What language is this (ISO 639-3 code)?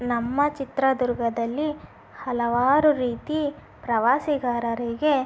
kan